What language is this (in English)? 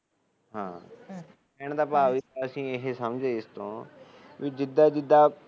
Punjabi